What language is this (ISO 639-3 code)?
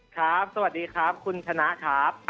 tha